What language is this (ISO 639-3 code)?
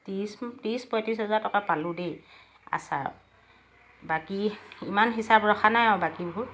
asm